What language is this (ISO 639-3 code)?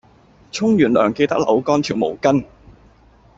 yue